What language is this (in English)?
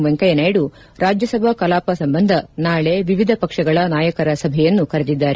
Kannada